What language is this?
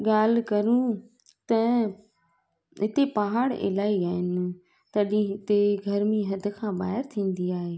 Sindhi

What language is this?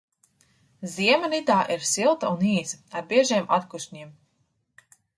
Latvian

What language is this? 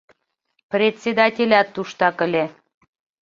Mari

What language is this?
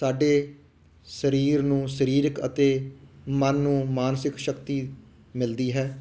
Punjabi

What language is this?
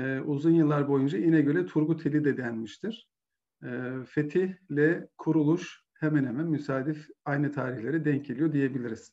Turkish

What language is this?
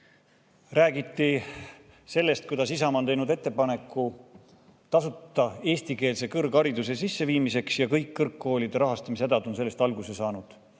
Estonian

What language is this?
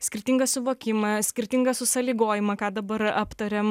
Lithuanian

